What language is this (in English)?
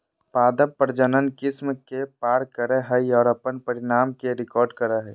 Magahi